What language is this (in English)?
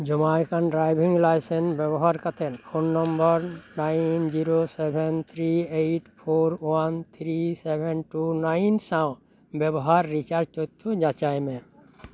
Santali